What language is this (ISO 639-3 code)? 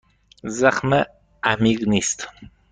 fas